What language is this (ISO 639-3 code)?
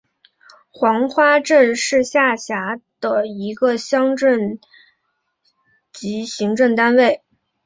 zho